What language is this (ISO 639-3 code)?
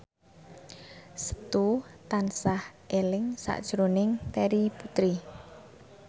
jav